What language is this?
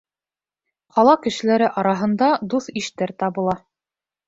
Bashkir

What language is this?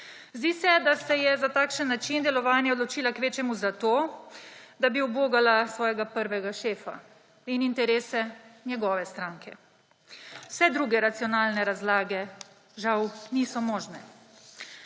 Slovenian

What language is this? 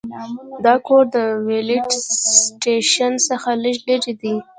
Pashto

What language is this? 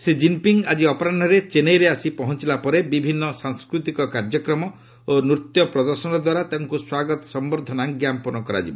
Odia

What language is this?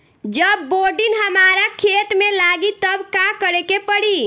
Bhojpuri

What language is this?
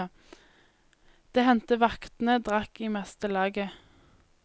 Norwegian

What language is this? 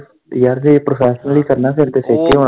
Punjabi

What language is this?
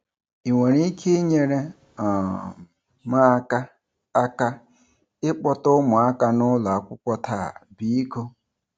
Igbo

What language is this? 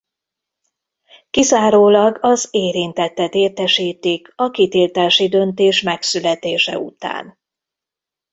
Hungarian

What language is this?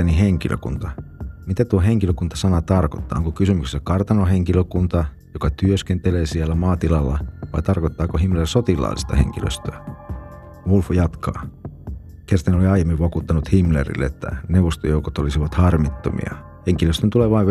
Finnish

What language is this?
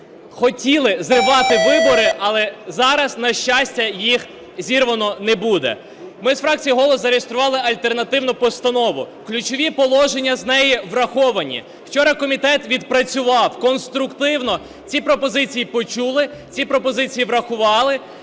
Ukrainian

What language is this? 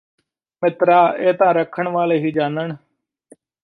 Punjabi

